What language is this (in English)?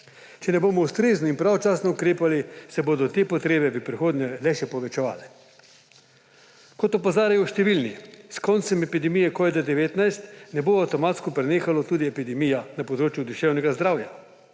Slovenian